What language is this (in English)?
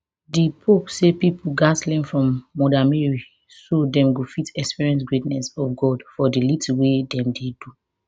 Nigerian Pidgin